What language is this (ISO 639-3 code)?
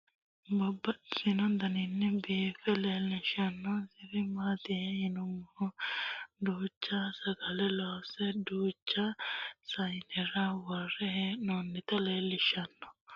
sid